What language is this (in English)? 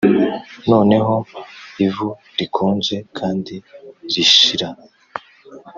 Kinyarwanda